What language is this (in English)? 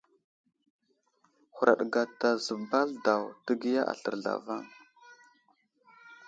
Wuzlam